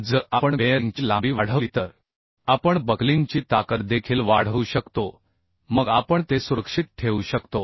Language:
Marathi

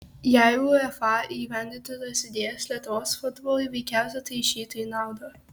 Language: Lithuanian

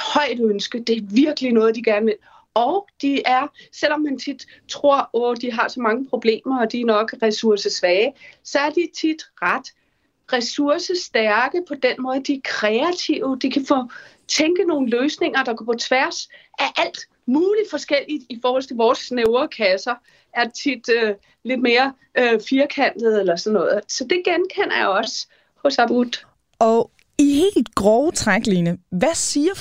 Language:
Danish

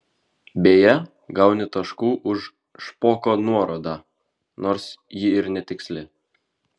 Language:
Lithuanian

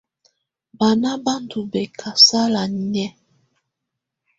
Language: Tunen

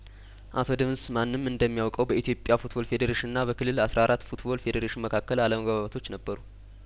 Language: Amharic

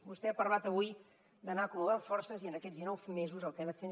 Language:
Catalan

